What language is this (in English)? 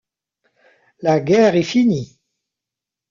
French